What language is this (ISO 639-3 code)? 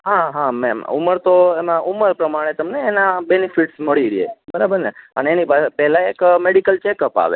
guj